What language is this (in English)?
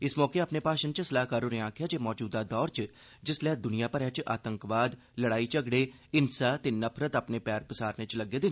Dogri